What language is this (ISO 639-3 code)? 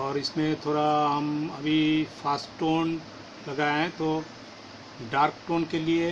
hin